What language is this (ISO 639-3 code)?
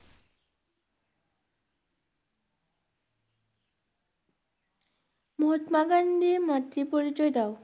ben